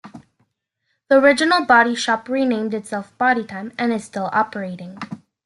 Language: English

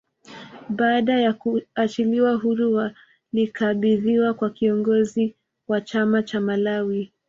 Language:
Swahili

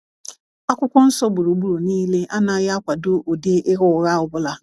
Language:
Igbo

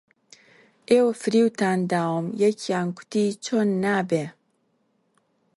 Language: Central Kurdish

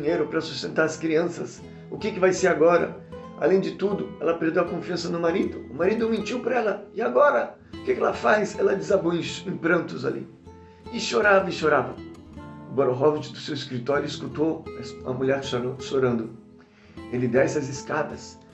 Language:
Portuguese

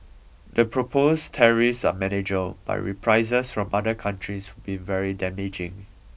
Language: English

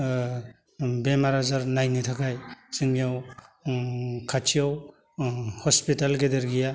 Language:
Bodo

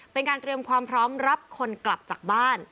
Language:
Thai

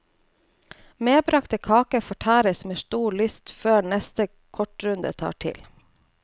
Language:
Norwegian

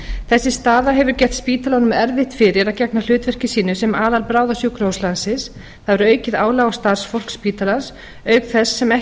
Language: Icelandic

